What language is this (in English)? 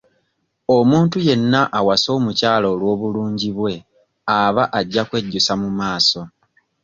Ganda